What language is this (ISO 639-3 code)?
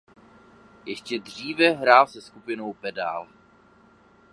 ces